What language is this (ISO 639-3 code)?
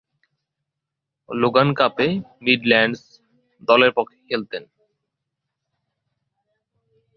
ben